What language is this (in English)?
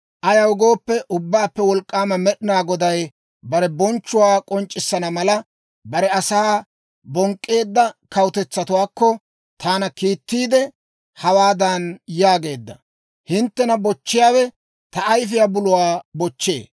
Dawro